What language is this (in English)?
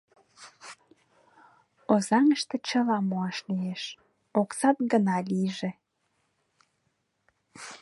Mari